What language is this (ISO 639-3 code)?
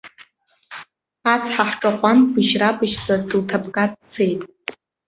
abk